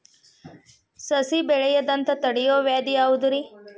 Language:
Kannada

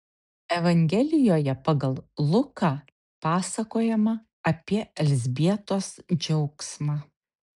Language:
Lithuanian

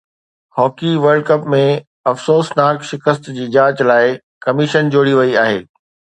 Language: Sindhi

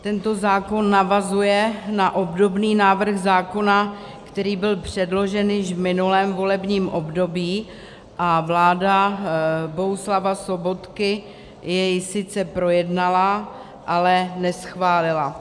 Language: Czech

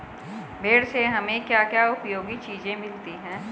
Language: Hindi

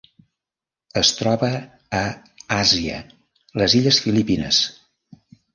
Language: Catalan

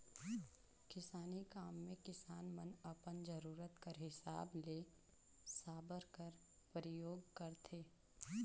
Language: Chhattisgarhi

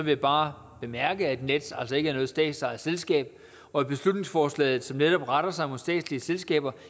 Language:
Danish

